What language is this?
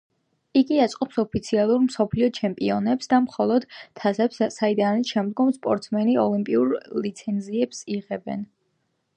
Georgian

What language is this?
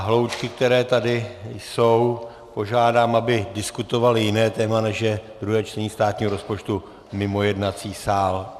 Czech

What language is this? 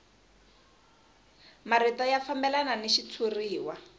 Tsonga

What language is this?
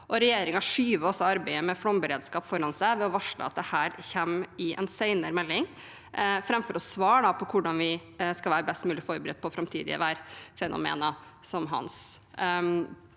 Norwegian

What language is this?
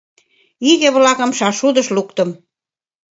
Mari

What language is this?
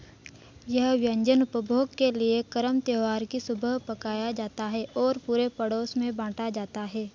Hindi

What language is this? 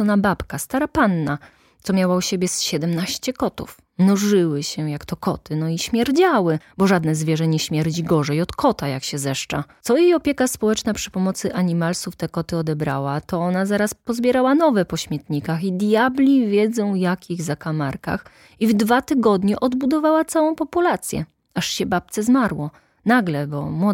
Polish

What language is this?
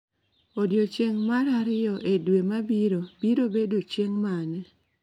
Luo (Kenya and Tanzania)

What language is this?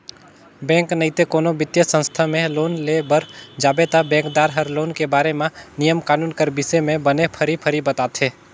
Chhattisgarhi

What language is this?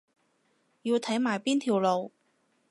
Cantonese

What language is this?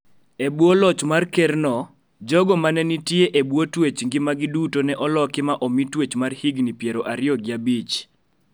Luo (Kenya and Tanzania)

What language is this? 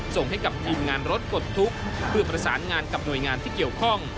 Thai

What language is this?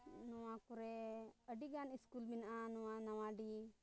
Santali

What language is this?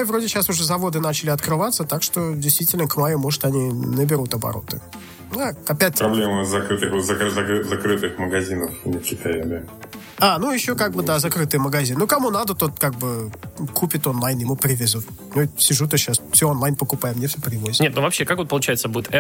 Russian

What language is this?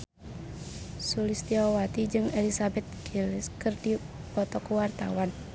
Sundanese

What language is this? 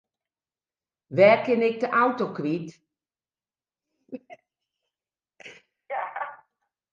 Western Frisian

